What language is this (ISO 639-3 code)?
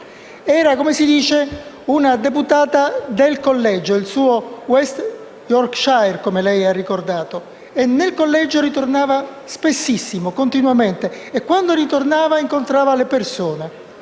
ita